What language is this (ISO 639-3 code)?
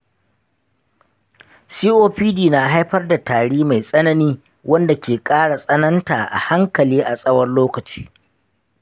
hau